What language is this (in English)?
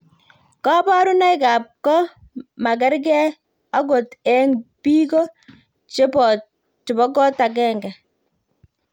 Kalenjin